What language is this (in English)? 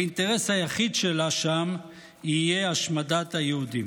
Hebrew